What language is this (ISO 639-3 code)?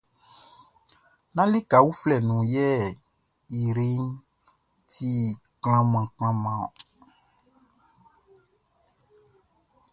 bci